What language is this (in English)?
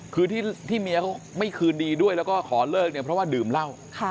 Thai